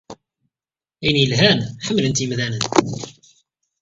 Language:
Kabyle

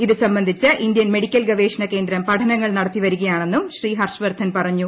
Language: Malayalam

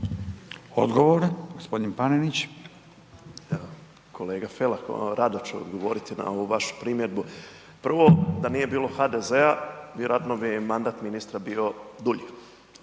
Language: Croatian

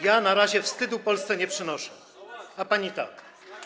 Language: Polish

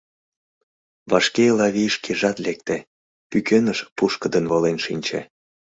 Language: Mari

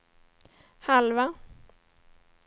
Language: Swedish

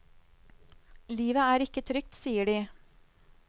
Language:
Norwegian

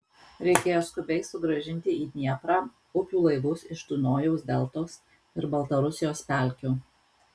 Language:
Lithuanian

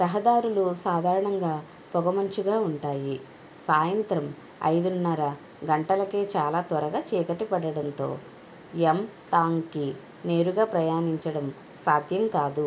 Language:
Telugu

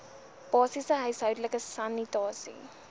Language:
Afrikaans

